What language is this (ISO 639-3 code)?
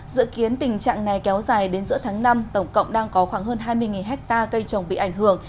vie